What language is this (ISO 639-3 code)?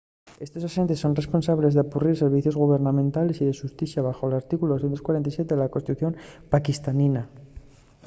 ast